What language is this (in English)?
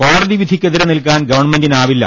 Malayalam